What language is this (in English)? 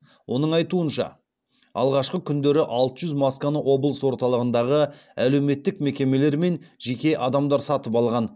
Kazakh